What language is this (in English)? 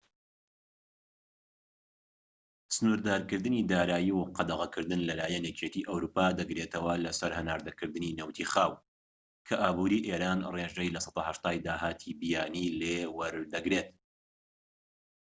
Central Kurdish